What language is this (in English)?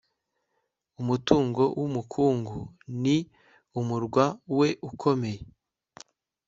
Kinyarwanda